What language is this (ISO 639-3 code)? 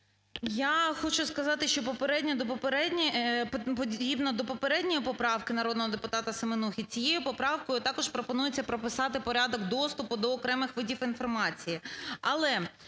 ukr